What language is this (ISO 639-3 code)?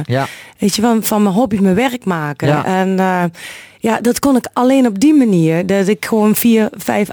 nld